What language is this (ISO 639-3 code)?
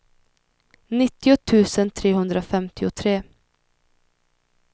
swe